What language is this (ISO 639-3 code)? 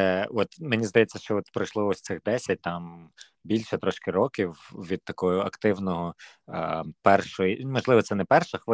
ukr